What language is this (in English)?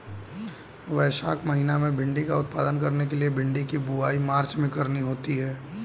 Hindi